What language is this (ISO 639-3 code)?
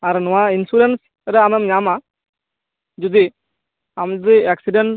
sat